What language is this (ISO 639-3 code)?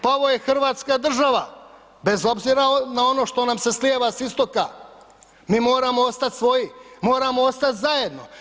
hrv